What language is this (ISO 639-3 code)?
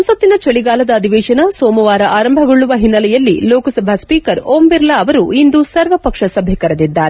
kan